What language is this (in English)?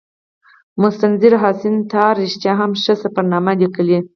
Pashto